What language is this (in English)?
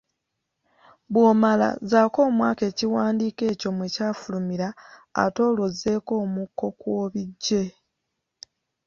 Ganda